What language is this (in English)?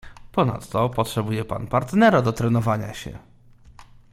Polish